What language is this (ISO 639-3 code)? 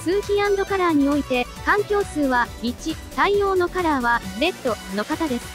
jpn